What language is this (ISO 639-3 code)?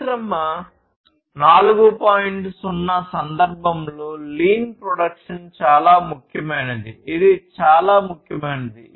tel